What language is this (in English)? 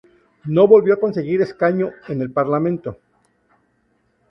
Spanish